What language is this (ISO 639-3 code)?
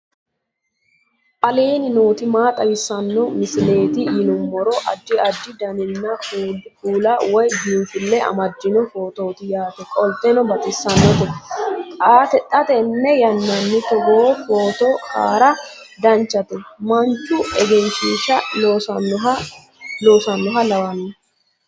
sid